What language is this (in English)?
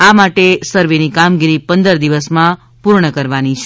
Gujarati